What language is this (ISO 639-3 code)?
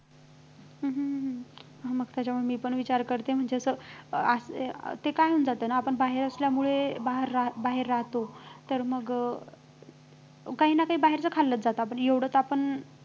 mar